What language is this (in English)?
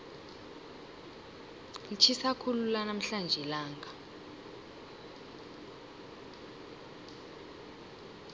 South Ndebele